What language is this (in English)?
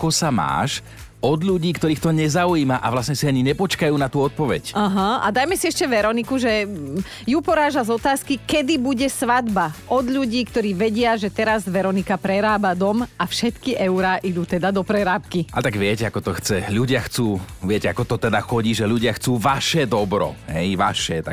Slovak